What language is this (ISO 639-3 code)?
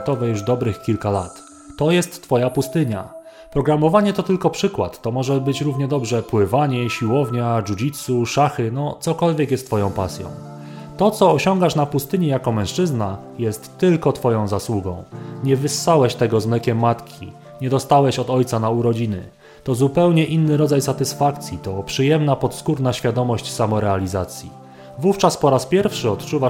pol